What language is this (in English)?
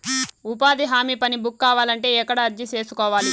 Telugu